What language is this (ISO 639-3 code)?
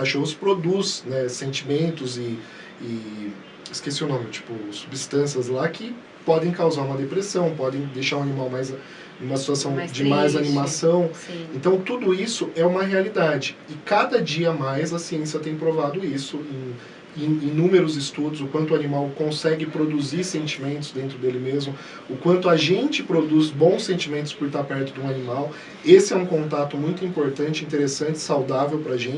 por